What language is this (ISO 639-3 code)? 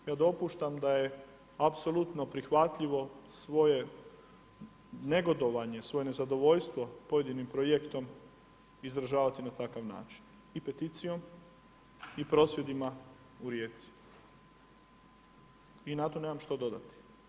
hrv